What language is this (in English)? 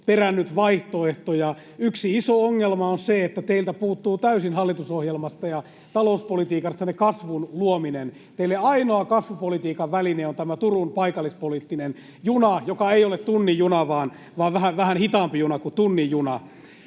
Finnish